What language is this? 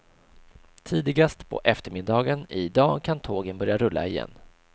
Swedish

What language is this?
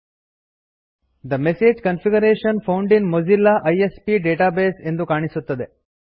Kannada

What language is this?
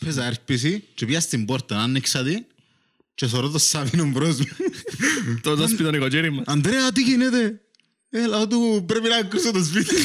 Greek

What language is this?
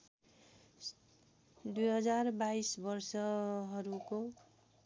Nepali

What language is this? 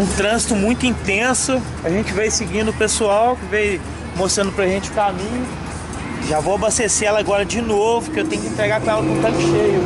Portuguese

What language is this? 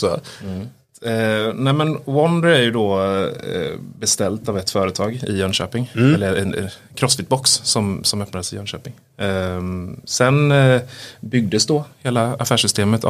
Swedish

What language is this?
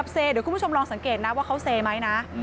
Thai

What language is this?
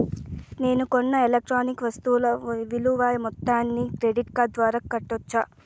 Telugu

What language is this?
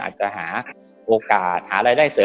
Thai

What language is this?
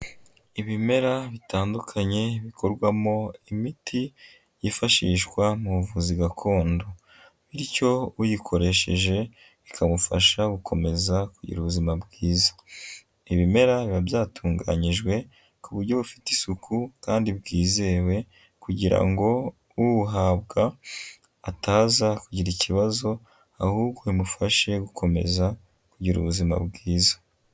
Kinyarwanda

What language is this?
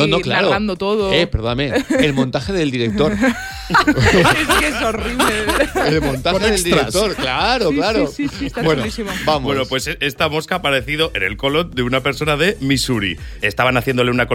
Spanish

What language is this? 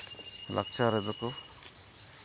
Santali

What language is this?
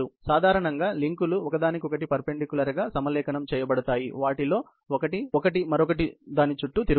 Telugu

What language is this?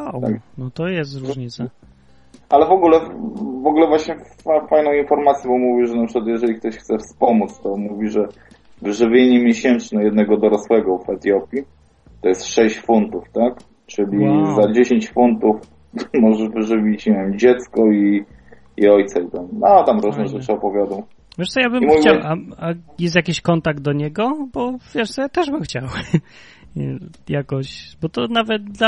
Polish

